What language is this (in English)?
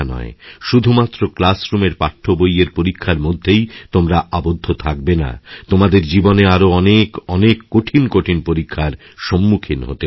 Bangla